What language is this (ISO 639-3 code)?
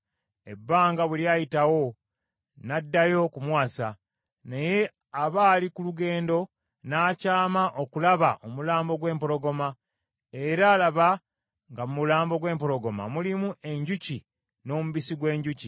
lug